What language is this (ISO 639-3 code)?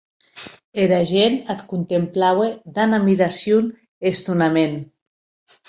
oci